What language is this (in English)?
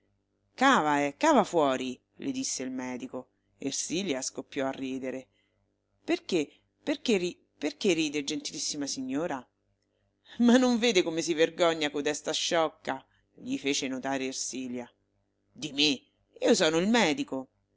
Italian